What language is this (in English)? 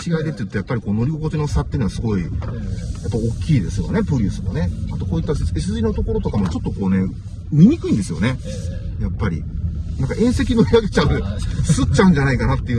Japanese